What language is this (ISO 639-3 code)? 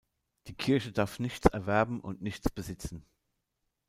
deu